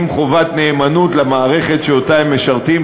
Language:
Hebrew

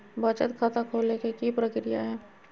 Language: Magahi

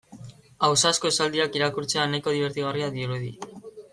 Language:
Basque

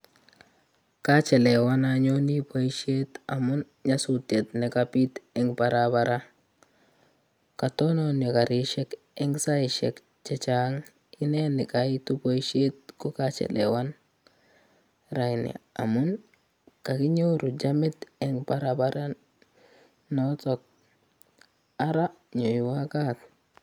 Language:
Kalenjin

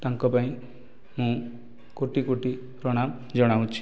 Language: Odia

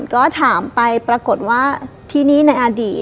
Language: Thai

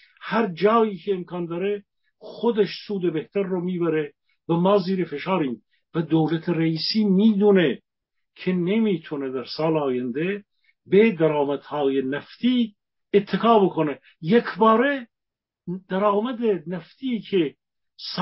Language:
Persian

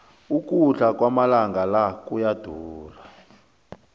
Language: South Ndebele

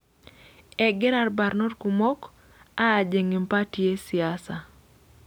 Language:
Masai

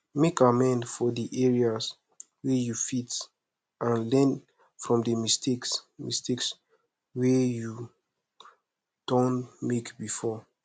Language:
Nigerian Pidgin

